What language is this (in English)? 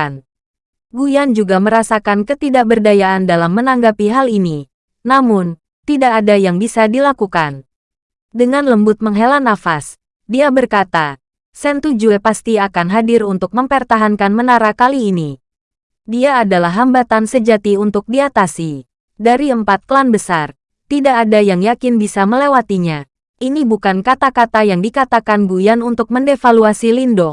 Indonesian